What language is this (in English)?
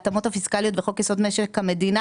Hebrew